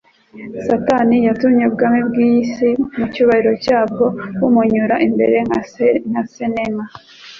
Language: Kinyarwanda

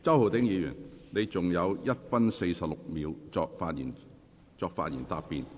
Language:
Cantonese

